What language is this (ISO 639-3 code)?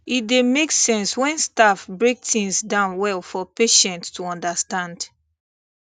pcm